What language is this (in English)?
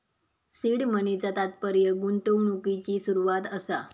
Marathi